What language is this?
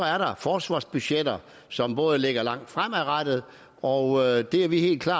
Danish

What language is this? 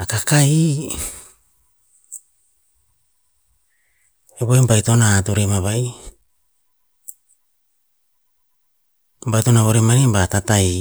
Tinputz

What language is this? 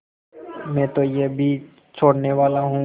Hindi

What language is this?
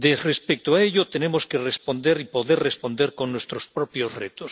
Spanish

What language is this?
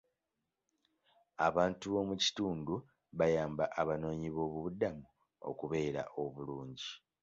Ganda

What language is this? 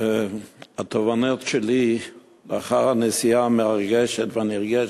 Hebrew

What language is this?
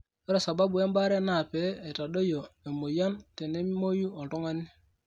Masai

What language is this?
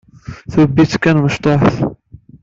Kabyle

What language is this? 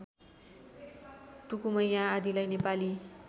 Nepali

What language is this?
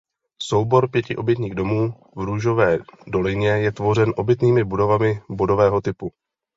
Czech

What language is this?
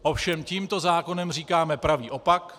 Czech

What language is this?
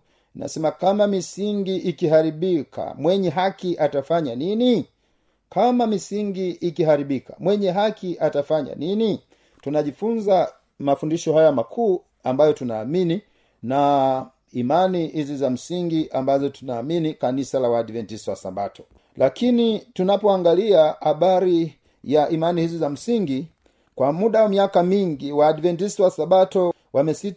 Swahili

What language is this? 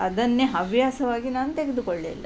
Kannada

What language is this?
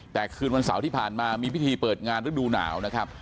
Thai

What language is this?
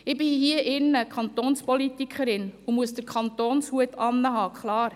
Swiss German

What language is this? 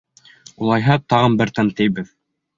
Bashkir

